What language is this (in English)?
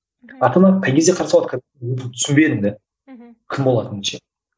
Kazakh